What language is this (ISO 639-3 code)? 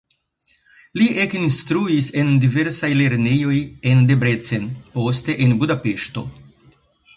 epo